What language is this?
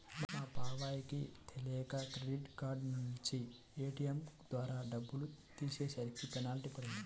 Telugu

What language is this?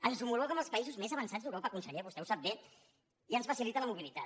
Catalan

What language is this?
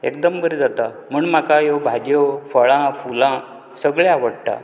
Konkani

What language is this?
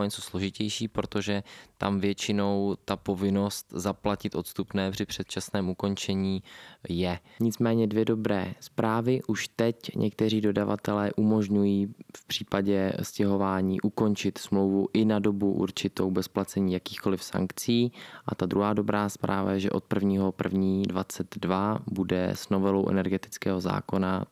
Czech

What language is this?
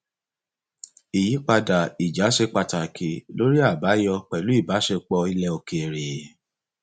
Yoruba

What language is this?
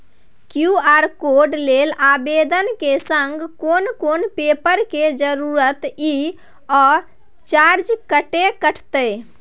Maithili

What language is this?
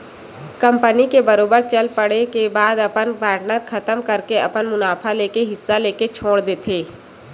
Chhattisgarhi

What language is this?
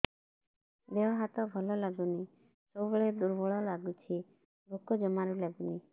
Odia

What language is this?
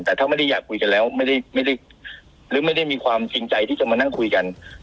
Thai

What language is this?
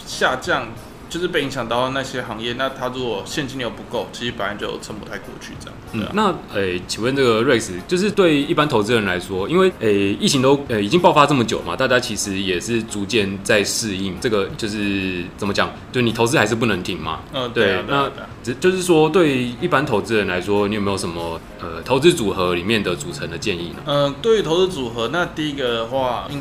Chinese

